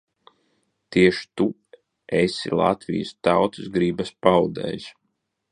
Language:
Latvian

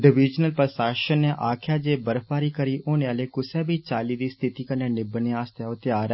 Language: Dogri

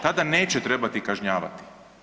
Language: Croatian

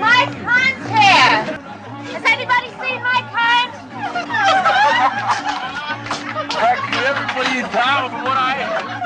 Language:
Swedish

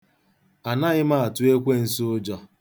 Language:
Igbo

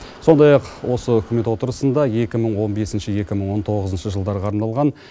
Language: Kazakh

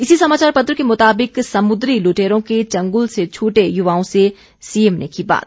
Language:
Hindi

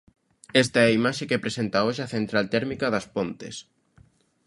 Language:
Galician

